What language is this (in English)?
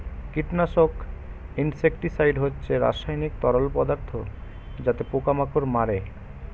Bangla